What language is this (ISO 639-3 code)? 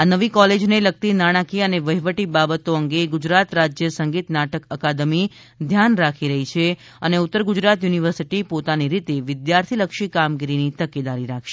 guj